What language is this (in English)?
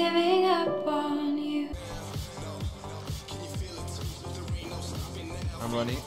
English